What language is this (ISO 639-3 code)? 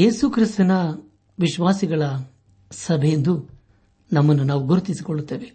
kan